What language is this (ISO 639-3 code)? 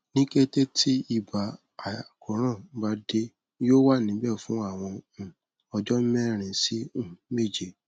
yor